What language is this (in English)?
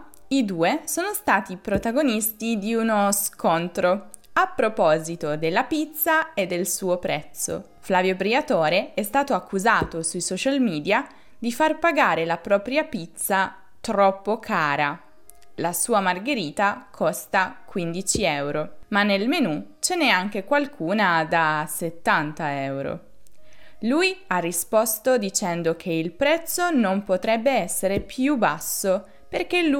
Italian